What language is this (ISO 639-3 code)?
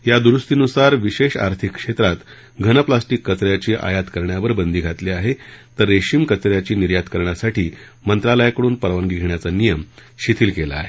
mar